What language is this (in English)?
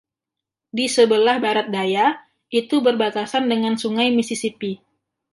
Indonesian